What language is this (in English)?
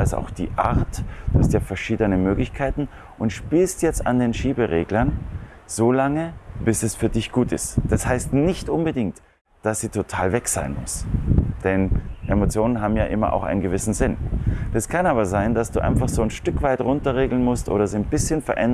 German